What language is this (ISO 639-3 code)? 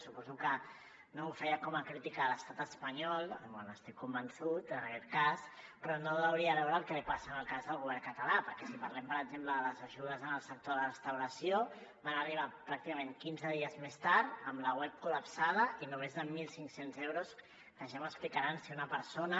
cat